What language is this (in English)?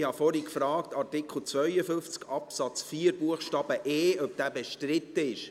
Swiss German